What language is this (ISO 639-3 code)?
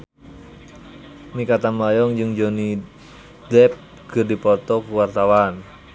sun